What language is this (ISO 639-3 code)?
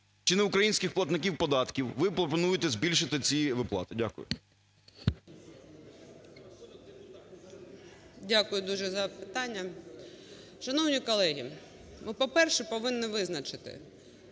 ukr